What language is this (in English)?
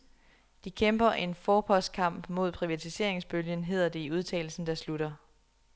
Danish